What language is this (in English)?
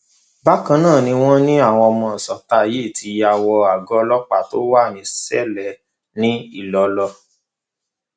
Yoruba